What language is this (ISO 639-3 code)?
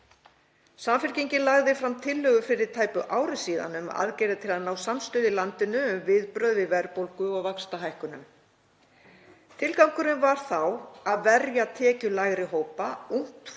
isl